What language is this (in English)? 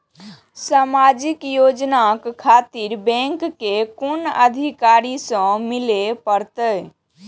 Maithili